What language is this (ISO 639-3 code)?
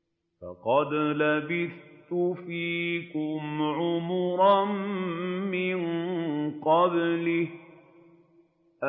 ara